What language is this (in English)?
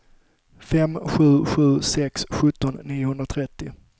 Swedish